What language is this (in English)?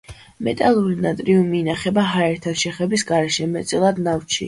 Georgian